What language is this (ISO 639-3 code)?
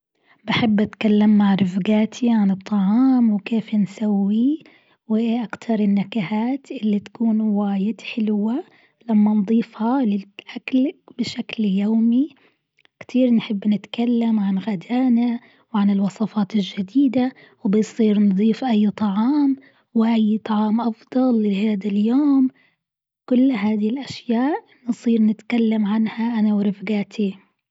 afb